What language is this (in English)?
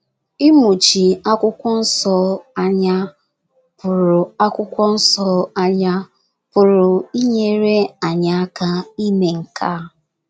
Igbo